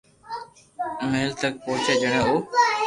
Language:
Loarki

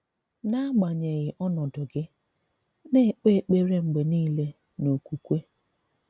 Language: Igbo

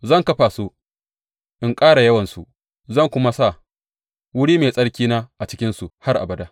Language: Hausa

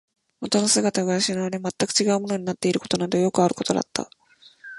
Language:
Japanese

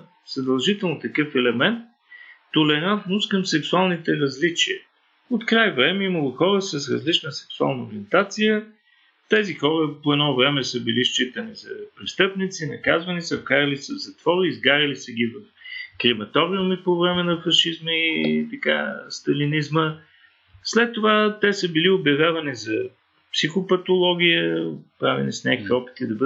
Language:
Bulgarian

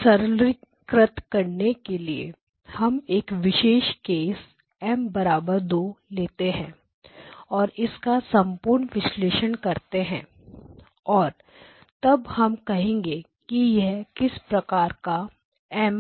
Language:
Hindi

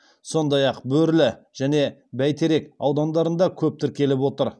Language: Kazakh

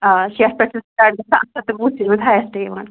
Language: Kashmiri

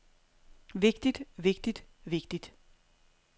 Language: Danish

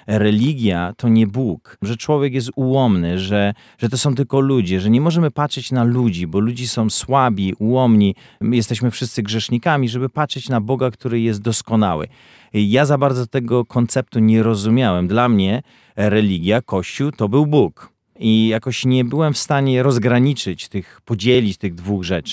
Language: Polish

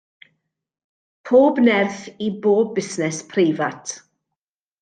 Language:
Welsh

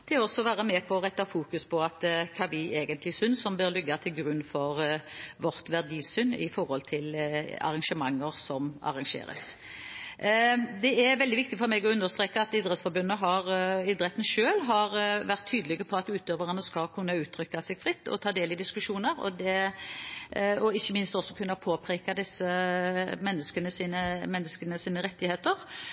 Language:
Norwegian Bokmål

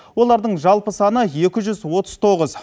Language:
Kazakh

